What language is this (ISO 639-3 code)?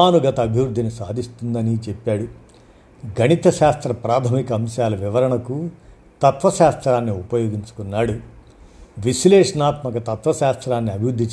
tel